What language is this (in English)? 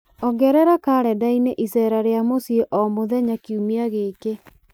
Kikuyu